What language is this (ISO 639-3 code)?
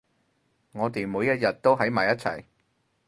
yue